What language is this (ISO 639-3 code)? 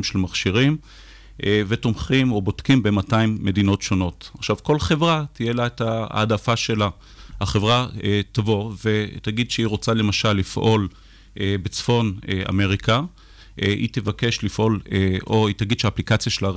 heb